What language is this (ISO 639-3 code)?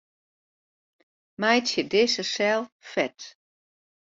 fry